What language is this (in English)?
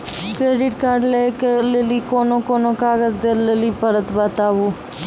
Maithili